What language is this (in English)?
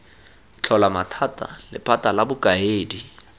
Tswana